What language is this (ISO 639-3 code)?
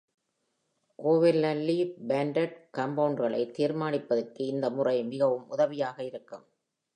tam